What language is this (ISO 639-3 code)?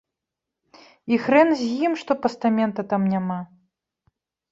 bel